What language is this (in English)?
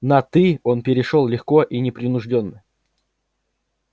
Russian